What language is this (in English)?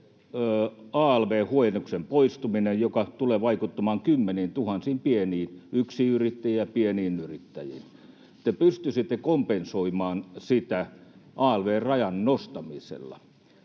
Finnish